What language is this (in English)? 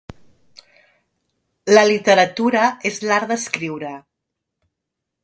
Catalan